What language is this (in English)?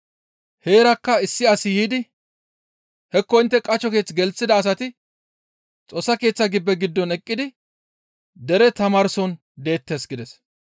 Gamo